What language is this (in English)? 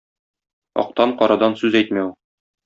Tatar